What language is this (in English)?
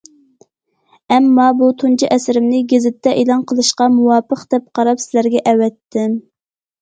Uyghur